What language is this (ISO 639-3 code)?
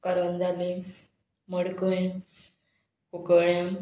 kok